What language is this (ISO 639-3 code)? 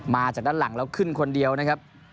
tha